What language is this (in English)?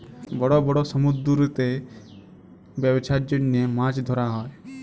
Bangla